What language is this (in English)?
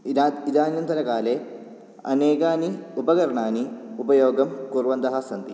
Sanskrit